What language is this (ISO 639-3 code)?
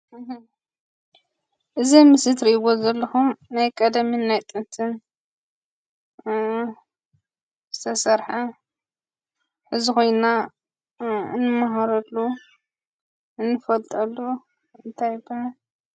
tir